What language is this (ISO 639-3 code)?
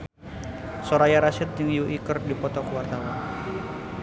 sun